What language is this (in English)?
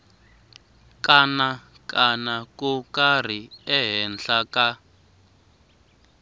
Tsonga